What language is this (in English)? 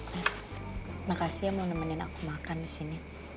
Indonesian